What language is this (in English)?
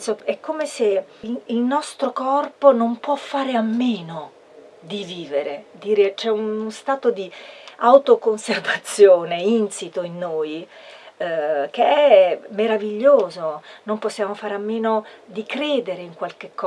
Italian